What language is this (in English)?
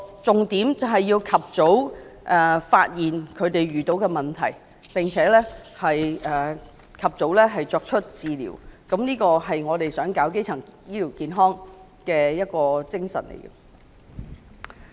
Cantonese